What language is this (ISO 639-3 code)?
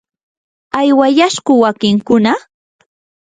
qur